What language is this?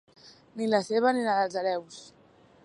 Catalan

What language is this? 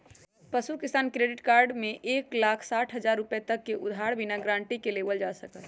Magahi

